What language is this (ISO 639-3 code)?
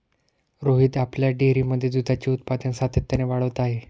mar